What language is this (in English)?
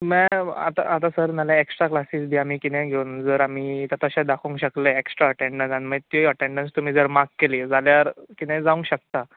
Konkani